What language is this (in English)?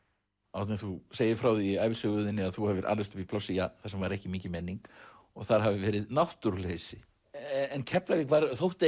Icelandic